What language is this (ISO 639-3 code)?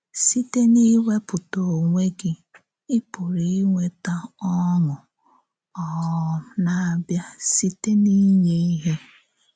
ibo